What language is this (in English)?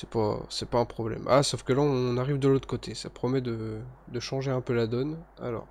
French